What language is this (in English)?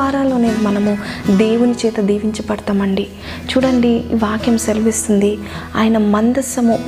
Telugu